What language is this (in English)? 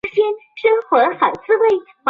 Chinese